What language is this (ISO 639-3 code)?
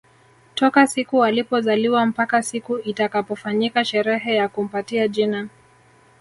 swa